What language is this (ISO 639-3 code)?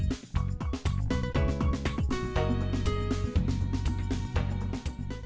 vie